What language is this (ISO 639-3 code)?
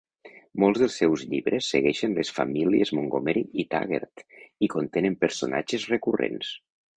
cat